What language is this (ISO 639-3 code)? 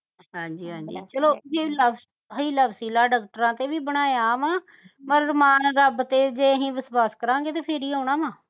pan